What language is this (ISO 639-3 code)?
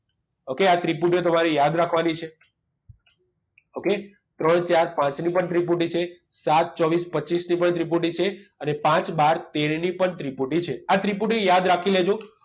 guj